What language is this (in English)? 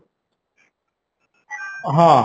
Odia